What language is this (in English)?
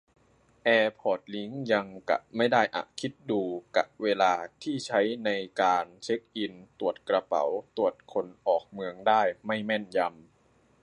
Thai